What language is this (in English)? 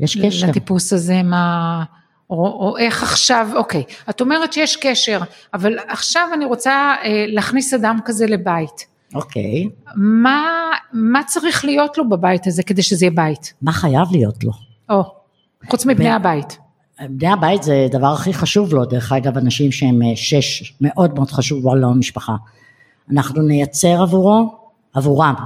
Hebrew